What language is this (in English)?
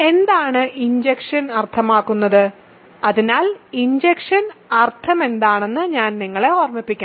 Malayalam